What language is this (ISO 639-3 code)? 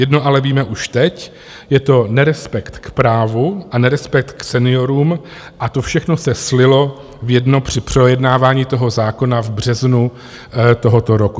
ces